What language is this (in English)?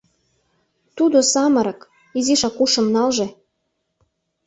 Mari